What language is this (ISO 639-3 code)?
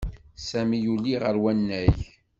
kab